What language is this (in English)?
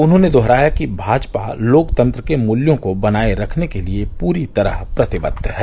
Hindi